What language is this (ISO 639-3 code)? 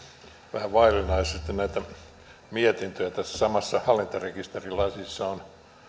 fin